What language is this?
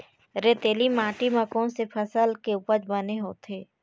Chhattisgarhi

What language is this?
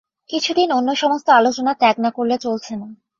Bangla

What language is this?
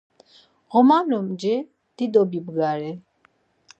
Laz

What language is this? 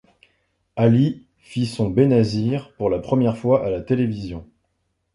French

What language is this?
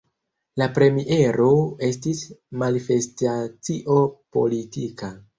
Esperanto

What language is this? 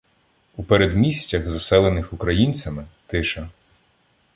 Ukrainian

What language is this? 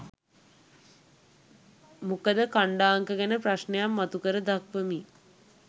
Sinhala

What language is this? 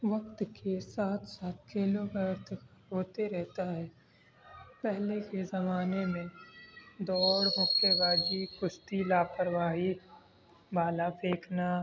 Urdu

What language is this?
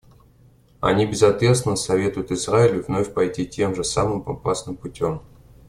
Russian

